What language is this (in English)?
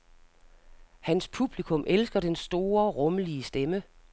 Danish